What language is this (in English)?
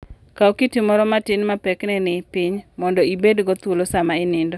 Luo (Kenya and Tanzania)